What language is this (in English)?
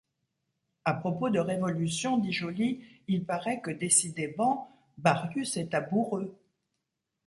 French